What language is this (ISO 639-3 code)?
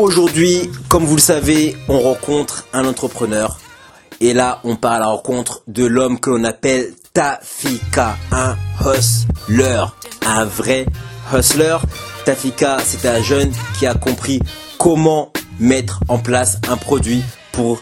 fra